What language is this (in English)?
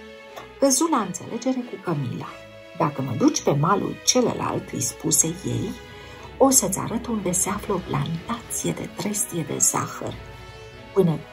Romanian